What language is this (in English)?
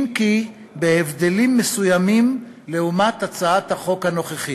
Hebrew